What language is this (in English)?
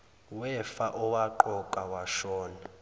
Zulu